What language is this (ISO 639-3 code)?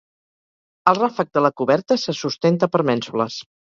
cat